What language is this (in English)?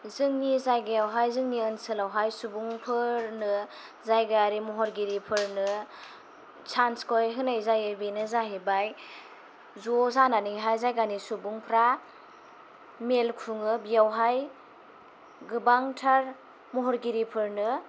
Bodo